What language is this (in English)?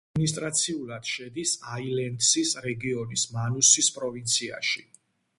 Georgian